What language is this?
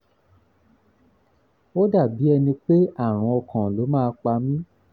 Yoruba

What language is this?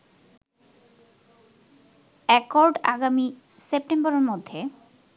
Bangla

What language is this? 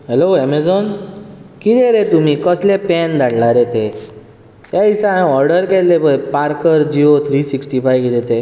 Konkani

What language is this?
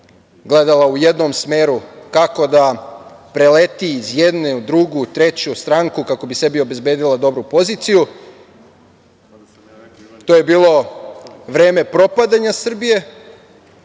Serbian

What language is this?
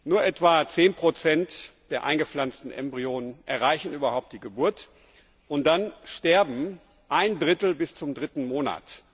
German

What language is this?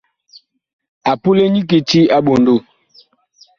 Bakoko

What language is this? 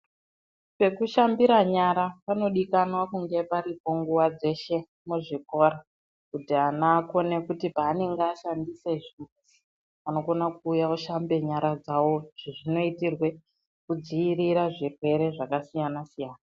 Ndau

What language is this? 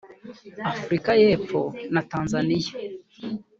Kinyarwanda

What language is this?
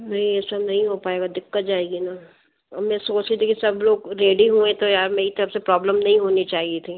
Hindi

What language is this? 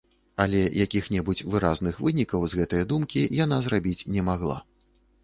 Belarusian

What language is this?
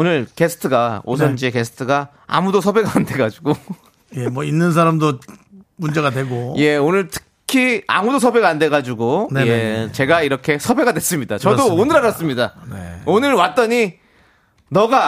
Korean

